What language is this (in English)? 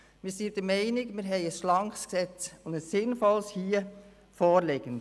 Swiss German